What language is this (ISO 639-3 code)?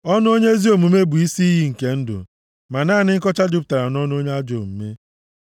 ibo